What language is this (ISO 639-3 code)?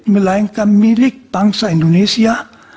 ind